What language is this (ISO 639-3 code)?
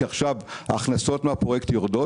heb